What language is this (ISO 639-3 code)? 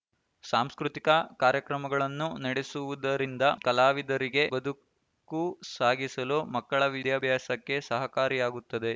kan